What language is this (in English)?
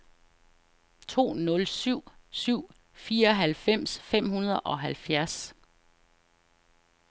Danish